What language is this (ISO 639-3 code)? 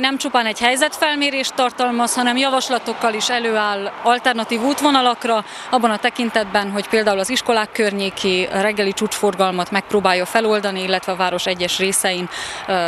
hun